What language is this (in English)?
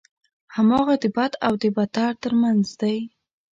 Pashto